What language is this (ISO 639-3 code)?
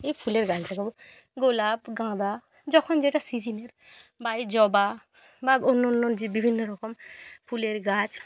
ben